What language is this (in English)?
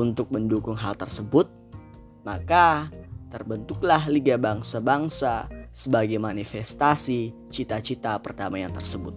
Indonesian